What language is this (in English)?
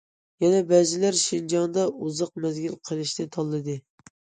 Uyghur